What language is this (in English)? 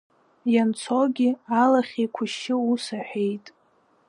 Abkhazian